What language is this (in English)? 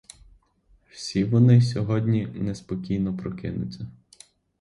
Ukrainian